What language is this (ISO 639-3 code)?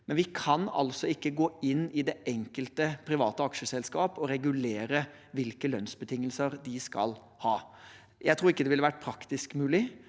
nor